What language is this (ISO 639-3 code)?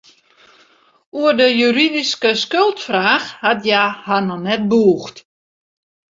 fry